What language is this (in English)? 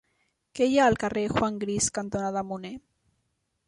Catalan